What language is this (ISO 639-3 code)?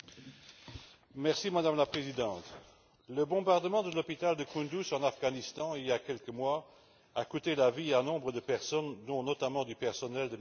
fra